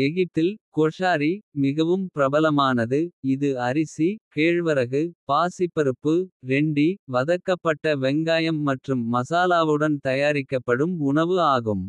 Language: Kota (India)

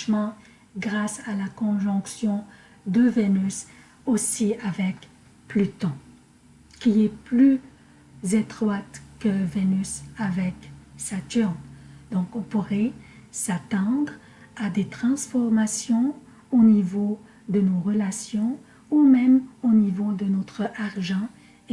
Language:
French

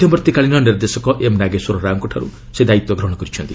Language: Odia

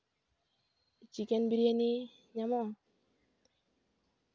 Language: Santali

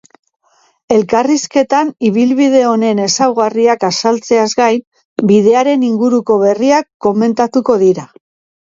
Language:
Basque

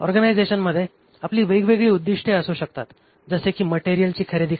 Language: Marathi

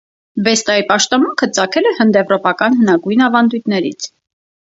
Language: Armenian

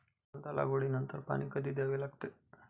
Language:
Marathi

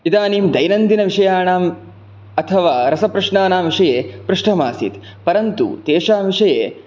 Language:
Sanskrit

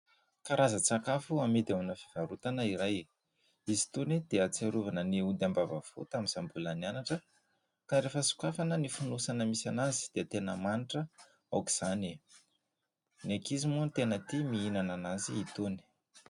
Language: Malagasy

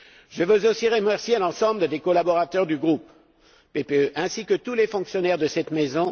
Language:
French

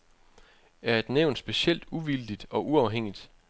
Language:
Danish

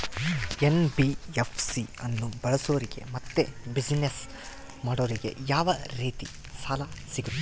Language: Kannada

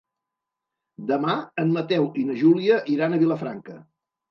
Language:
Catalan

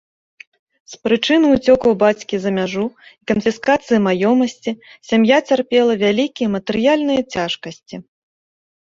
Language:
Belarusian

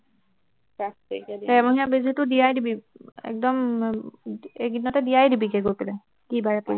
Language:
Assamese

